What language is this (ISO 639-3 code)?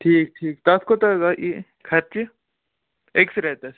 kas